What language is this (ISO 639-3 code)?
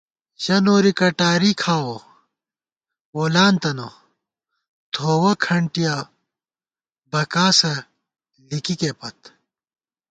gwt